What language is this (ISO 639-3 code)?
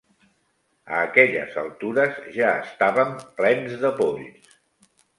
cat